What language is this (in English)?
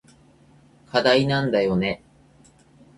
Japanese